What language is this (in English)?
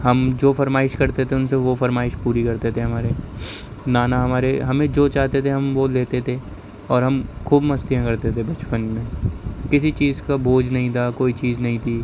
Urdu